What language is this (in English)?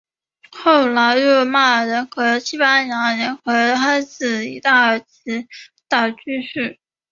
Chinese